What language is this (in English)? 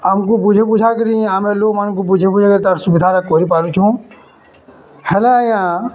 Odia